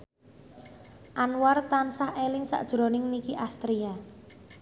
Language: Javanese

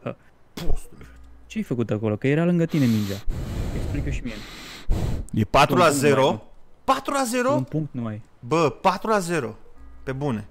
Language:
Romanian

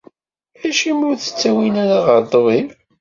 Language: Kabyle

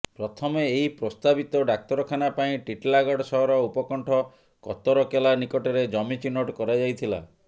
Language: Odia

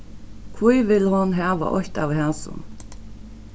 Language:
Faroese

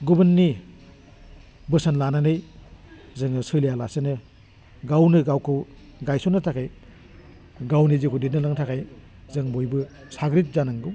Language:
Bodo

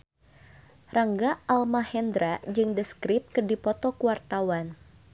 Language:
Sundanese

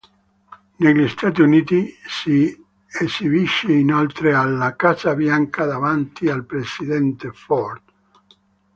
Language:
Italian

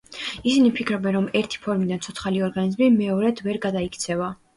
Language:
Georgian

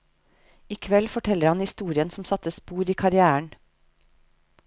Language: Norwegian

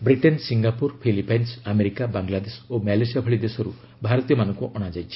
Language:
Odia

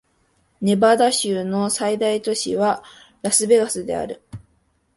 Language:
Japanese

